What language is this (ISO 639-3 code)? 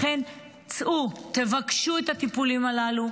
heb